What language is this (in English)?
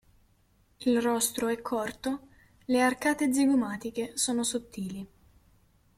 Italian